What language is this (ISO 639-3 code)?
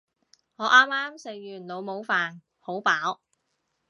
yue